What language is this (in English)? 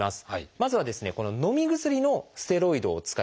Japanese